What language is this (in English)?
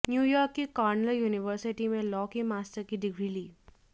Hindi